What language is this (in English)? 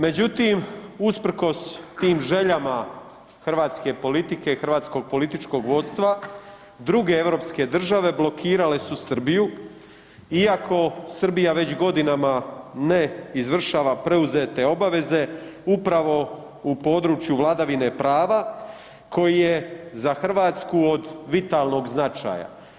Croatian